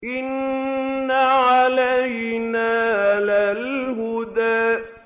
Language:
Arabic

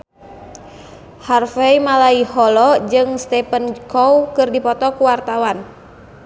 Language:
Sundanese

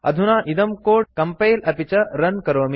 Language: Sanskrit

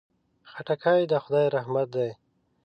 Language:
Pashto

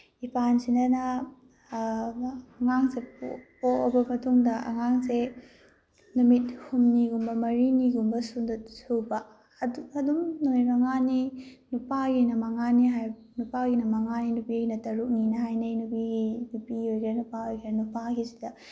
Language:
Manipuri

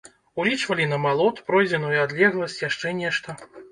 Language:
Belarusian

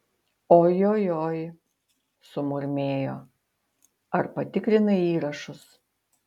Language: Lithuanian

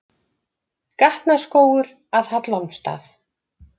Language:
Icelandic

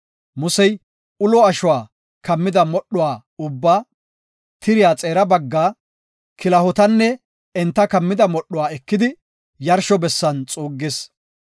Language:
Gofa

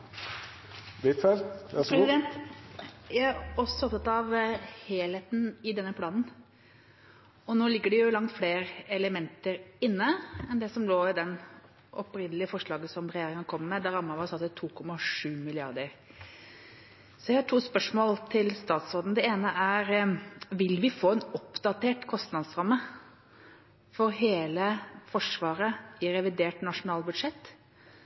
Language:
Norwegian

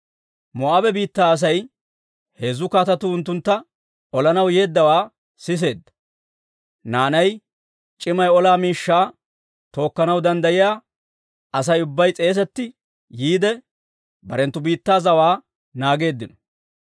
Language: Dawro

